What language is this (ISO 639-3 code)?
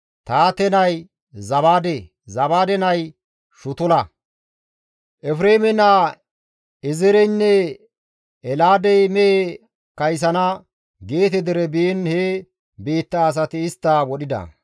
gmv